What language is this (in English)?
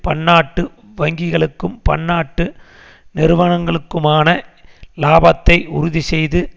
Tamil